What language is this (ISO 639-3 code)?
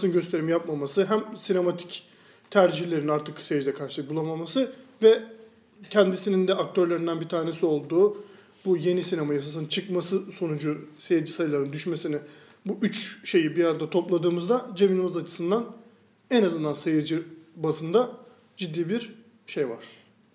tur